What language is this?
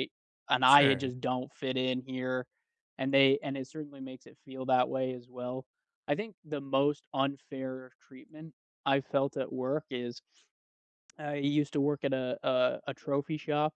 English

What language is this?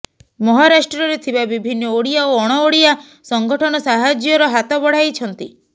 Odia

